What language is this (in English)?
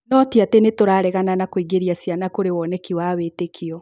Kikuyu